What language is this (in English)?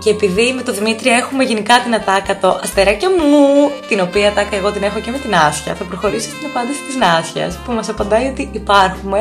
Greek